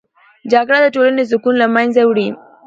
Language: Pashto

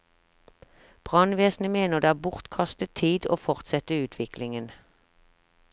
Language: Norwegian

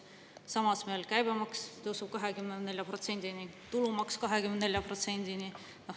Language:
Estonian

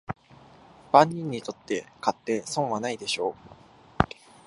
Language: Japanese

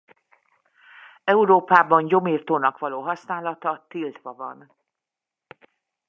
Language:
Hungarian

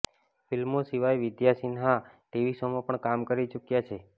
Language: Gujarati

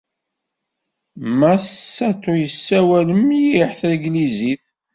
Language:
Kabyle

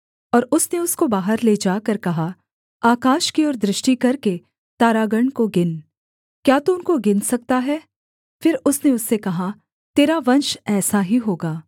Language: Hindi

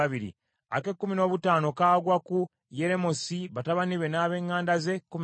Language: Ganda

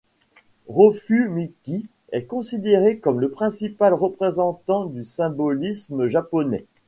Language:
French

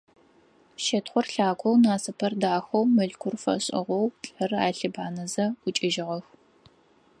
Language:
Adyghe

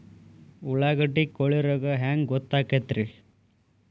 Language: Kannada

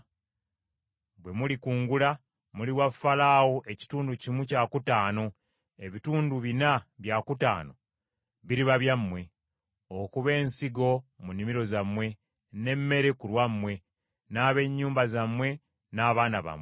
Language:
Ganda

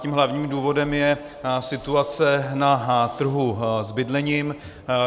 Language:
Czech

